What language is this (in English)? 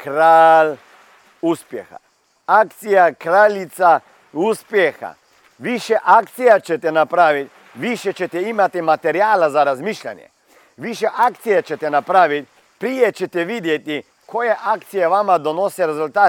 Croatian